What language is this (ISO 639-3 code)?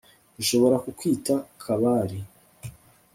kin